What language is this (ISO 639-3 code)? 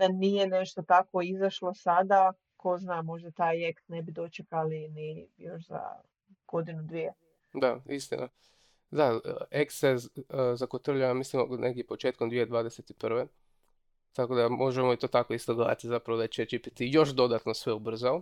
hrv